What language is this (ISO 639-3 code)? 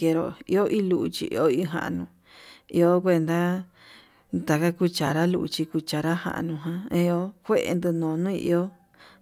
mab